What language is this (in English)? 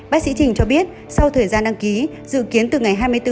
Vietnamese